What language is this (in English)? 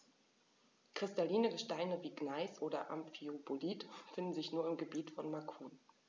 German